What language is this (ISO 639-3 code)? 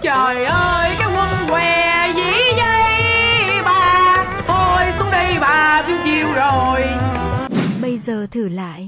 vie